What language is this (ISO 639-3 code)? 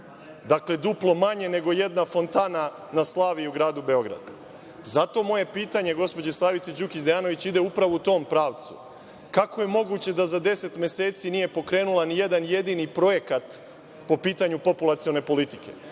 srp